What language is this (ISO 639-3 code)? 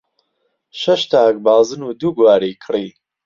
ckb